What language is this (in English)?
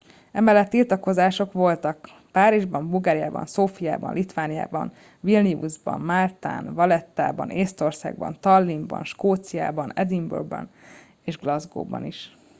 Hungarian